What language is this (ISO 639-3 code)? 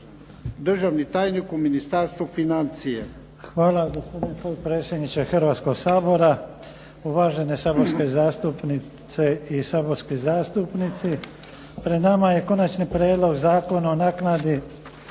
hrv